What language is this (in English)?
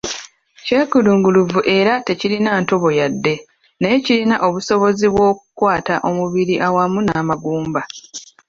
Ganda